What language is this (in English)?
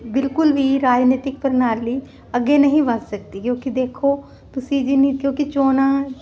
Punjabi